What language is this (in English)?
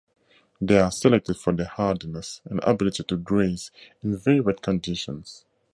English